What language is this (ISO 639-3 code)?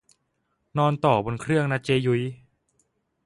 tha